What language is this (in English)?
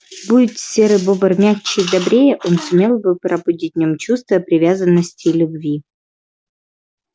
Russian